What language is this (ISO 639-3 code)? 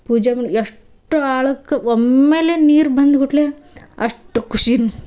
kan